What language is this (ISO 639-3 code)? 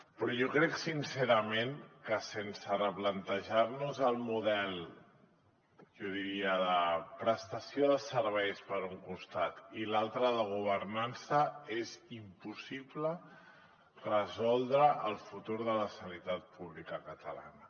cat